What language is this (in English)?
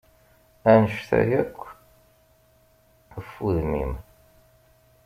Kabyle